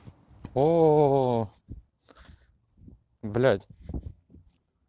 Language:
Russian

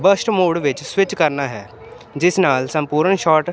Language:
Punjabi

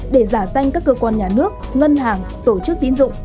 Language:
Vietnamese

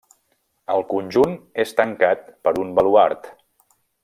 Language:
Catalan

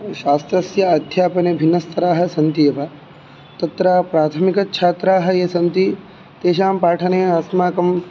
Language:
Sanskrit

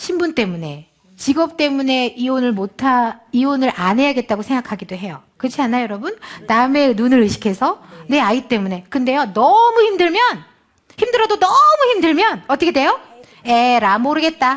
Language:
Korean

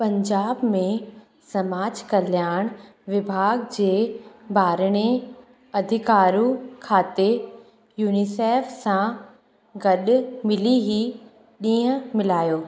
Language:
Sindhi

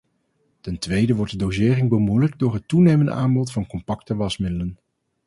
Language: Dutch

